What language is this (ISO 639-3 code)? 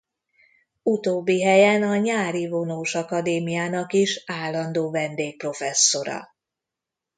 hun